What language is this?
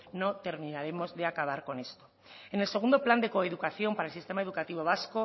Spanish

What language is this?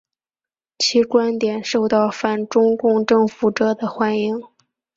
Chinese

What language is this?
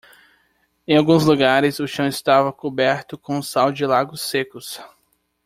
Portuguese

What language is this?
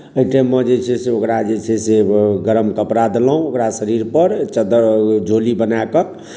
Maithili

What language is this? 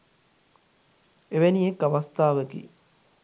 Sinhala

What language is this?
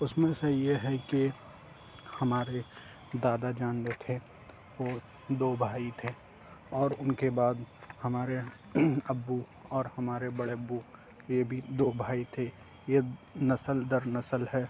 Urdu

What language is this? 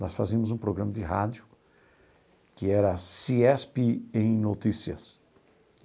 Portuguese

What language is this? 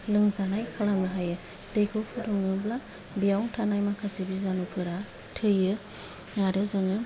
Bodo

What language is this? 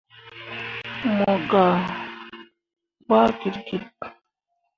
Mundang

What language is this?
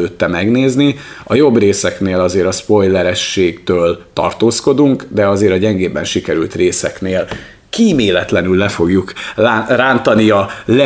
Hungarian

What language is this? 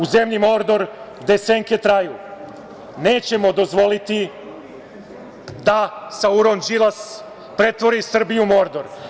Serbian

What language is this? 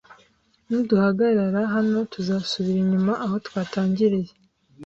Kinyarwanda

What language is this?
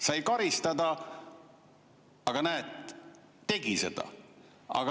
Estonian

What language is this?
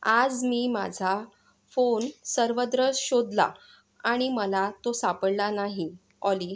Marathi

